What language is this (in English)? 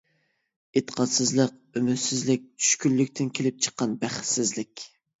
Uyghur